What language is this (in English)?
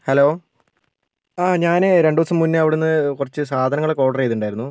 Malayalam